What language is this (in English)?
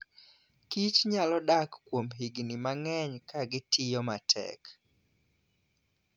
Luo (Kenya and Tanzania)